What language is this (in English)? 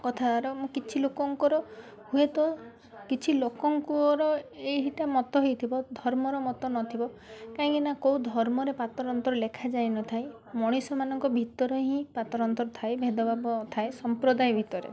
Odia